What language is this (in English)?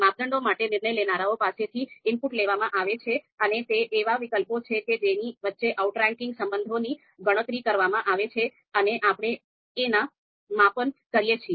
Gujarati